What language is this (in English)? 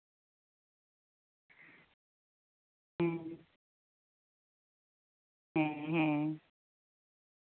Santali